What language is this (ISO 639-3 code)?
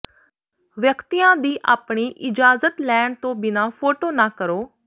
pan